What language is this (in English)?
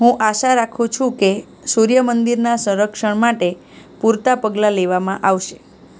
Gujarati